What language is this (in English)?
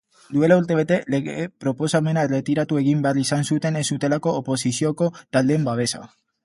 Basque